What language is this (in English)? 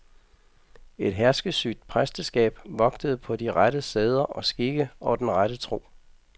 Danish